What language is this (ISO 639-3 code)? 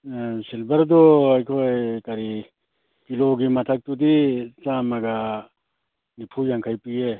mni